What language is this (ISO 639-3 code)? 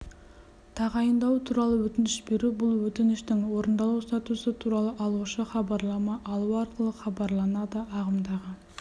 kaz